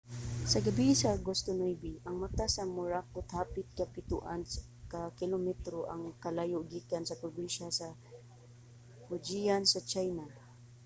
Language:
Cebuano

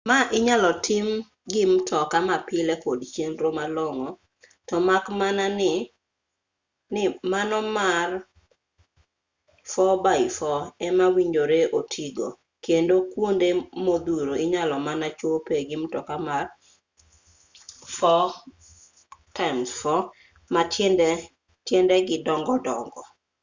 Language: Luo (Kenya and Tanzania)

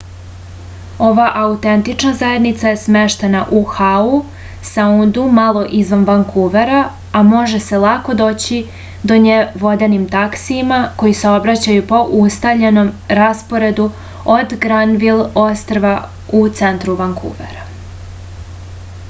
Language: Serbian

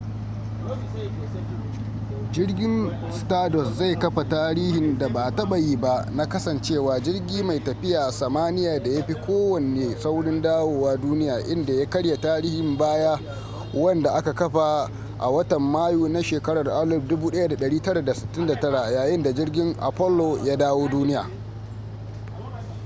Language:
Hausa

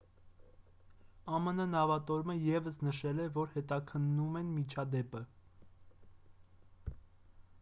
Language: Armenian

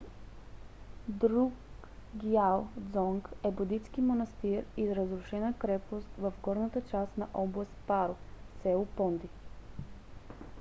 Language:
Bulgarian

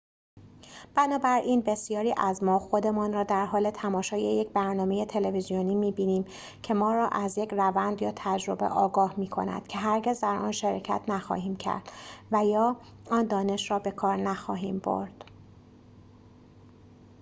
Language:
Persian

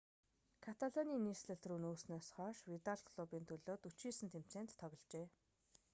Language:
Mongolian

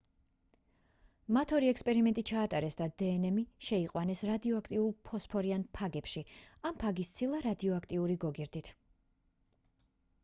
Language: Georgian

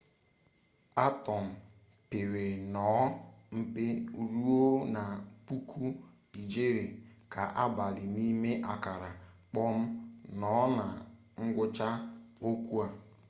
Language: Igbo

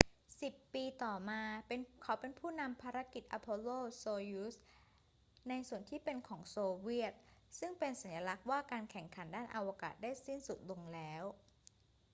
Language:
Thai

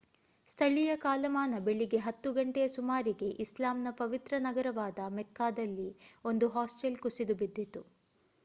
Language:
Kannada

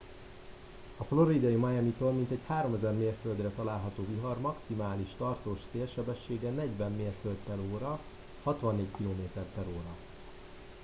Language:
Hungarian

